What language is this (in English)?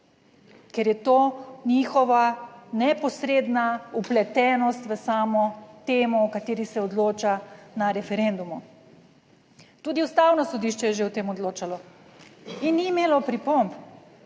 Slovenian